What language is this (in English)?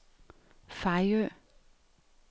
Danish